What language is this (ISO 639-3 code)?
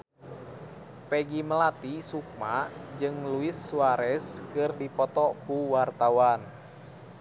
sun